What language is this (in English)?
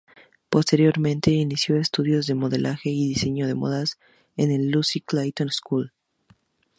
Spanish